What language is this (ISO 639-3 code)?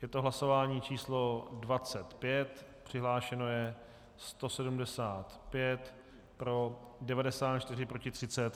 ces